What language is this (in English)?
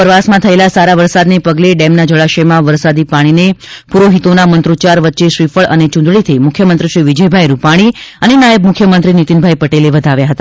Gujarati